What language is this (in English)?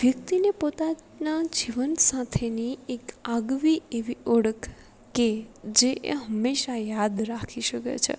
Gujarati